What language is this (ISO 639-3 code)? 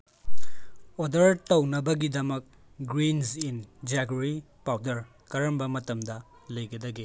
mni